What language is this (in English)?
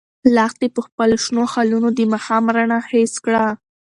Pashto